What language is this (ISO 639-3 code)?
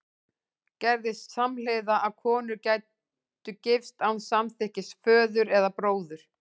isl